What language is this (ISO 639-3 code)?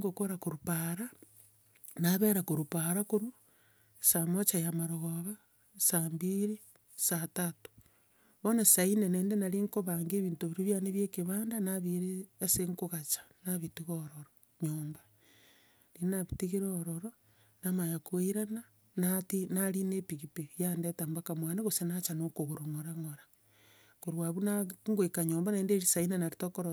guz